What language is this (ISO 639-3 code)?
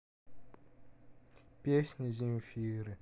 rus